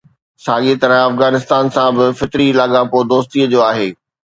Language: Sindhi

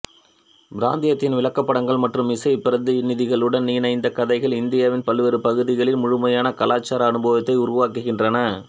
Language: Tamil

